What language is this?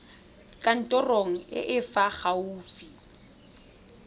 Tswana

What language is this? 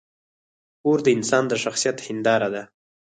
Pashto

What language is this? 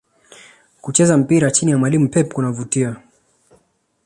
Swahili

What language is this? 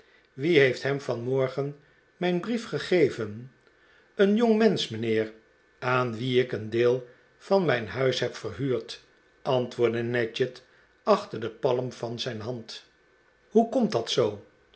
Dutch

